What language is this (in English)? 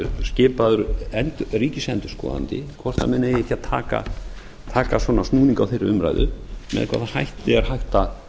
Icelandic